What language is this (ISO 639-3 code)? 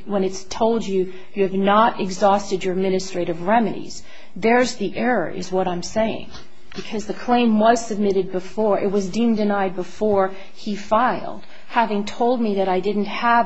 eng